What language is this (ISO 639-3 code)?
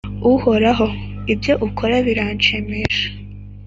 kin